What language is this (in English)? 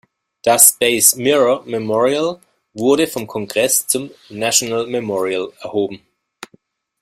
German